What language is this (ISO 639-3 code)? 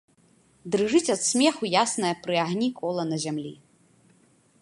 bel